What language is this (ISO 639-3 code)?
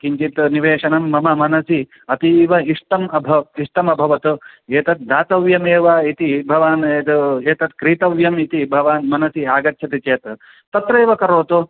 san